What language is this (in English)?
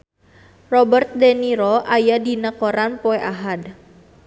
Sundanese